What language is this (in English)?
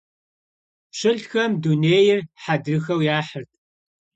Kabardian